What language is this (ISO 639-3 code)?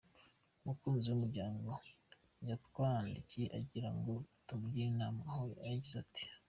kin